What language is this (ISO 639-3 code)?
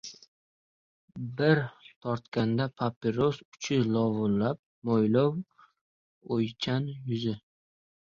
uzb